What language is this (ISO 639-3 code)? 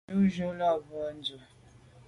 byv